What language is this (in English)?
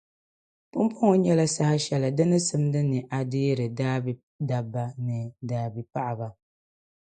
Dagbani